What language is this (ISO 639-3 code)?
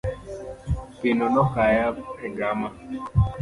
luo